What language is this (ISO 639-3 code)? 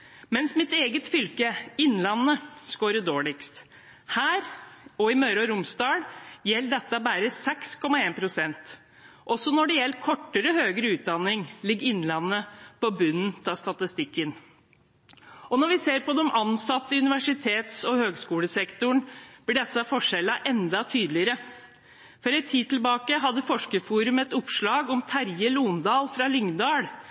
nob